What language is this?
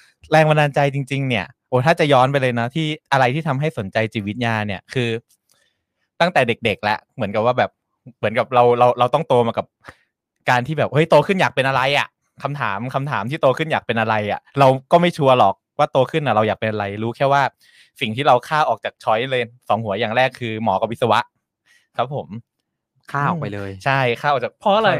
Thai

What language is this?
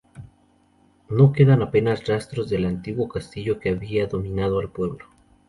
Spanish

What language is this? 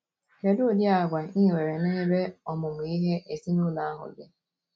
Igbo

